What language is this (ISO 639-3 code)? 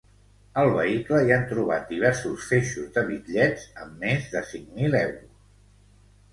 cat